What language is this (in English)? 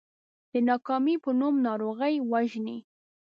Pashto